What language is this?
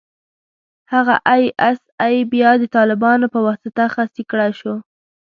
Pashto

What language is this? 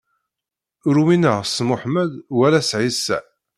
Kabyle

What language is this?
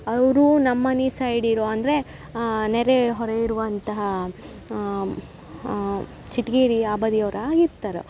Kannada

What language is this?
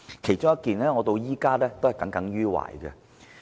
Cantonese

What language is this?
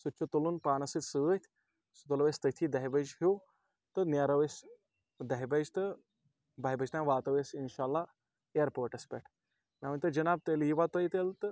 Kashmiri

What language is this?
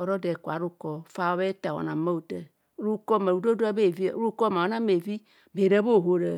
Kohumono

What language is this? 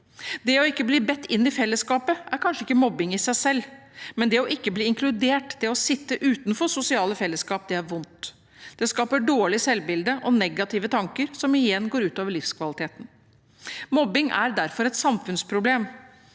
Norwegian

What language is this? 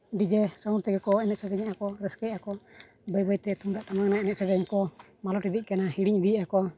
Santali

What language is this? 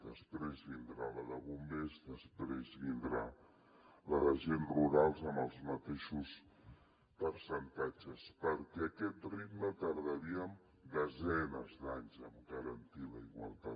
Catalan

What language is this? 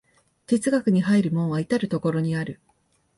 Japanese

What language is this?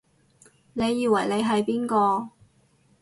Cantonese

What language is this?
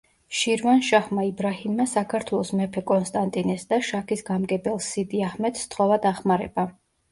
Georgian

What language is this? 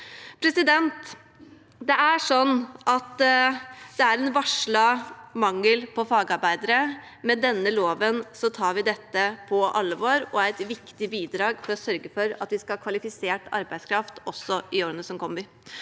Norwegian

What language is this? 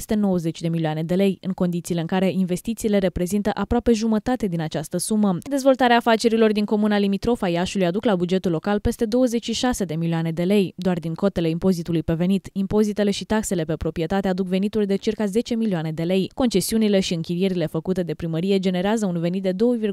Romanian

